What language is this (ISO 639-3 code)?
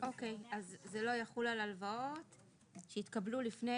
heb